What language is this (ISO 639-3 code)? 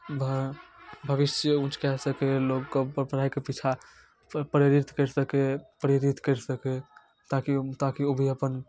mai